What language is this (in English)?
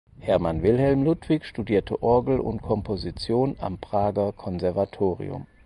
German